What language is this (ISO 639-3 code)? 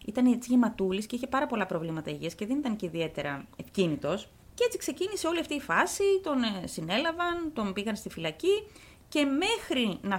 ell